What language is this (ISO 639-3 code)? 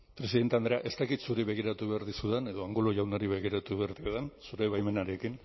eus